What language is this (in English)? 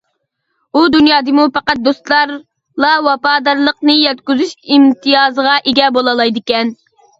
Uyghur